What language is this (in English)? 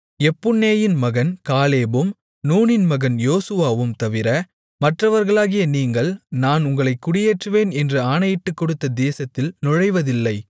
Tamil